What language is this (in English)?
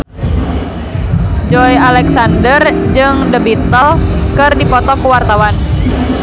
Sundanese